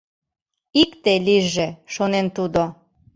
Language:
Mari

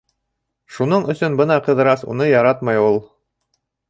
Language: Bashkir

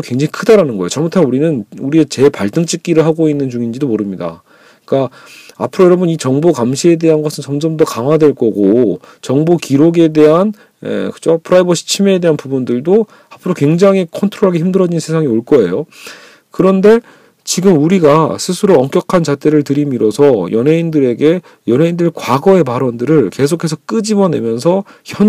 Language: Korean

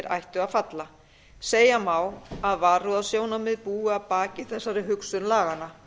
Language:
Icelandic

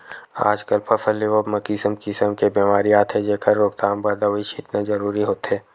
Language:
Chhattisgarhi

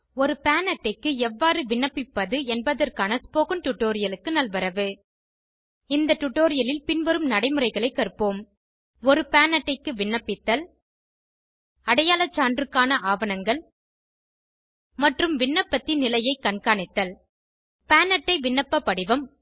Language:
Tamil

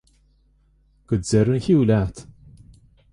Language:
Irish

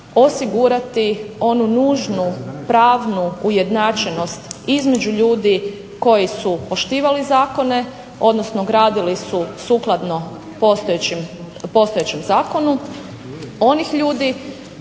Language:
Croatian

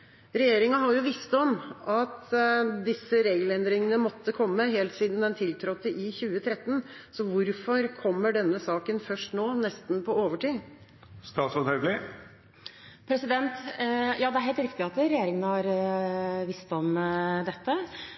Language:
Norwegian Bokmål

